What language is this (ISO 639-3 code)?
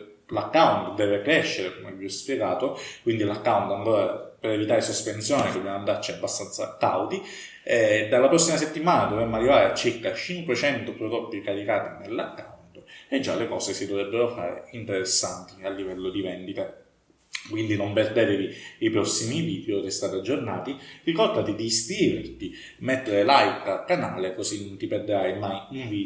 ita